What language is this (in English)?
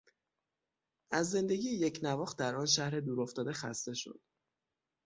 Persian